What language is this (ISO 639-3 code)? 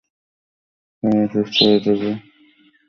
ben